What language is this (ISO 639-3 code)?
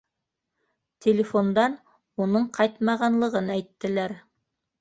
bak